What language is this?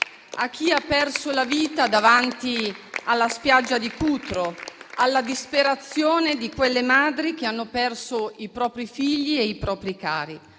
Italian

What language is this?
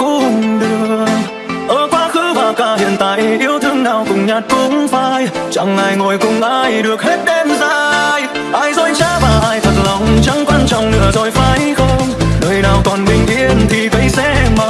Vietnamese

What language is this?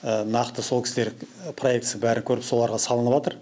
Kazakh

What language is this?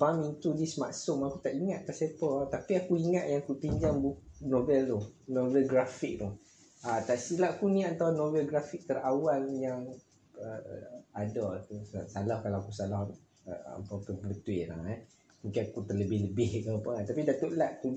Malay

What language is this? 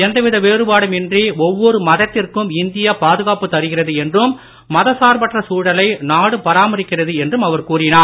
Tamil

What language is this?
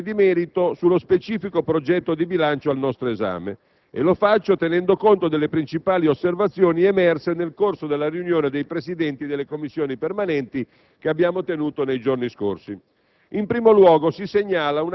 Italian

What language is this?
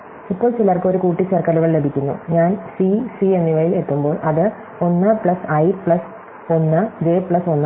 Malayalam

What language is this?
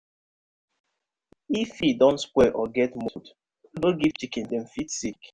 Nigerian Pidgin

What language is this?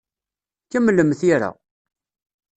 Kabyle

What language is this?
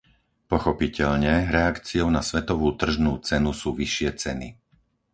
Slovak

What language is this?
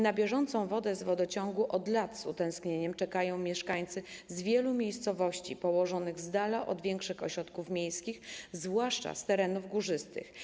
Polish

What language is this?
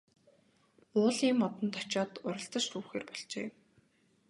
Mongolian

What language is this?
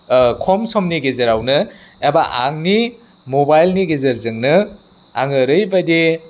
Bodo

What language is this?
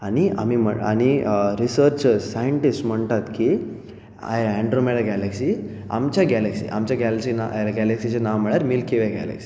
Konkani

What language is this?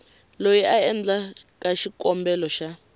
Tsonga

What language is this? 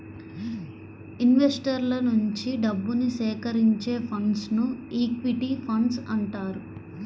Telugu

